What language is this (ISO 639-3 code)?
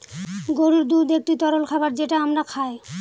ben